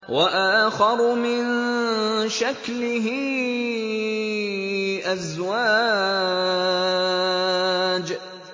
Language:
Arabic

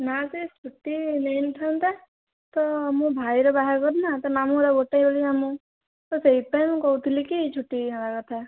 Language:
Odia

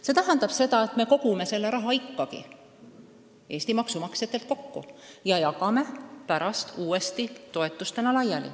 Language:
Estonian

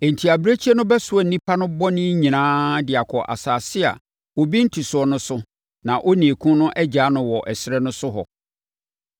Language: Akan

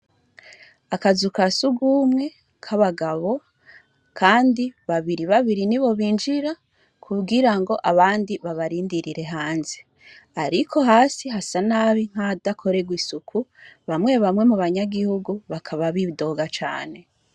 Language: Rundi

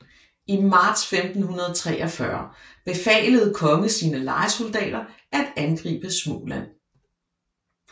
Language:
Danish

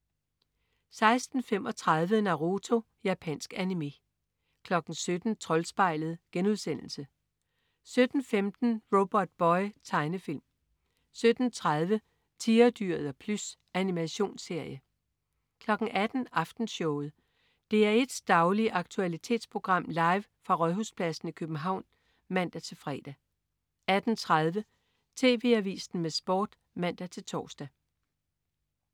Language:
Danish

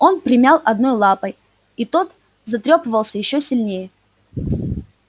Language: Russian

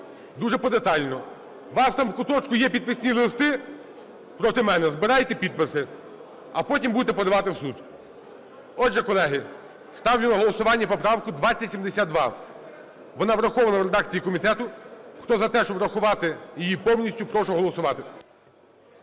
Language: Ukrainian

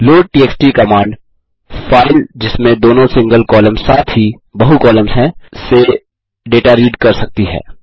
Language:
Hindi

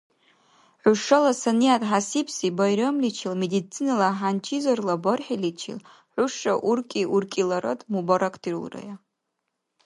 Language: Dargwa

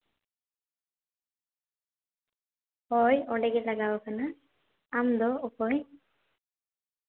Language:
Santali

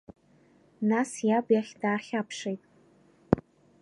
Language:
Abkhazian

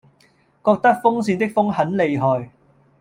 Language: Cantonese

